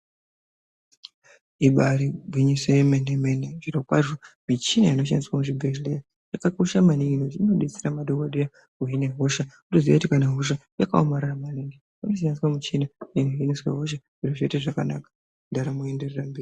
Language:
Ndau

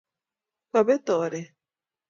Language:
Kalenjin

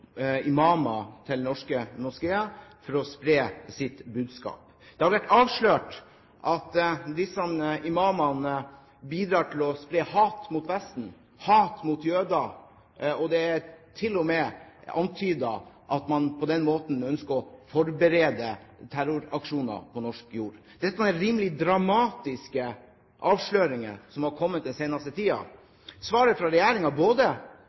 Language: Norwegian Bokmål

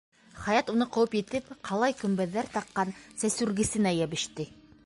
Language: Bashkir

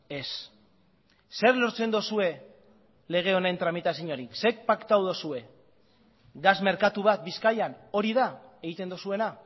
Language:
Basque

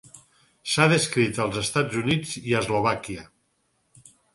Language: Catalan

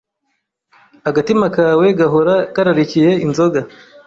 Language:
Kinyarwanda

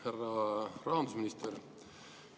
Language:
Estonian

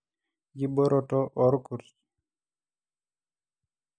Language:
Masai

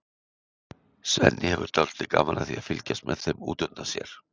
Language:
Icelandic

